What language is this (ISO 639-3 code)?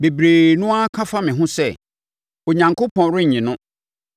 aka